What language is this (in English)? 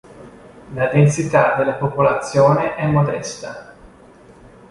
Italian